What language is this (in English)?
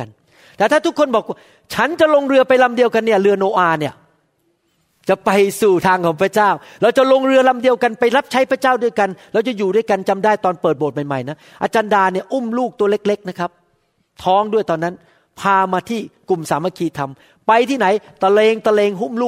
Thai